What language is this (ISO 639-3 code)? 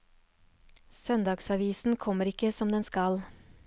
nor